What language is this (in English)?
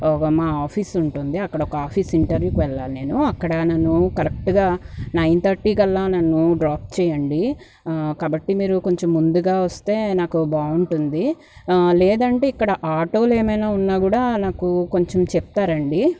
Telugu